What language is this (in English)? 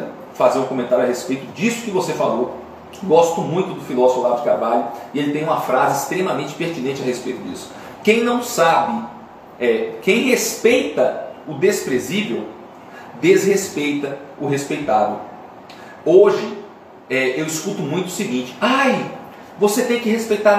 Portuguese